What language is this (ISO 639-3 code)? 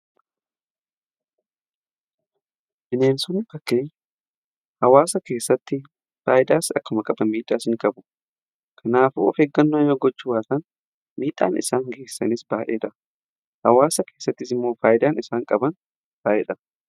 orm